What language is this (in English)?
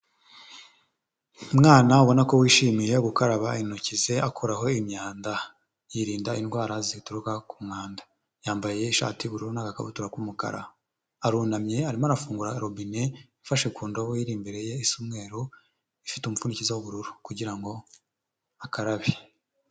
Kinyarwanda